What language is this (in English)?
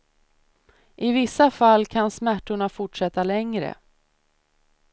Swedish